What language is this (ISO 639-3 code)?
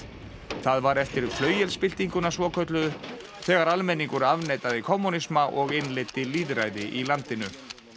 isl